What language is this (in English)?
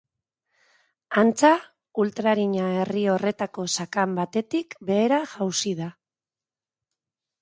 Basque